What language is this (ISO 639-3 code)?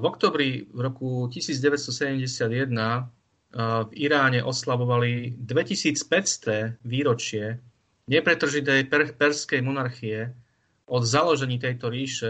slk